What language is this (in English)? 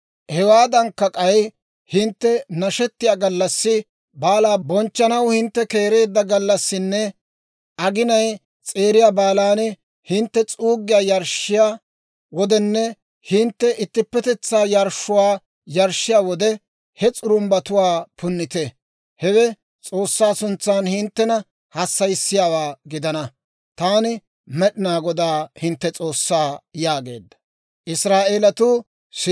Dawro